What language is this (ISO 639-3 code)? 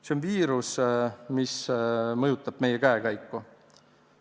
est